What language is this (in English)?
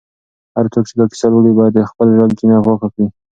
Pashto